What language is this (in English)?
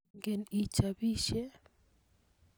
Kalenjin